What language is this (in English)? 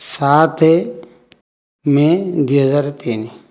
Odia